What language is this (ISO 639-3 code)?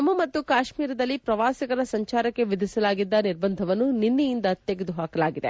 kan